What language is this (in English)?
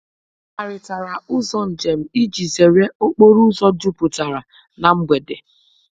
Igbo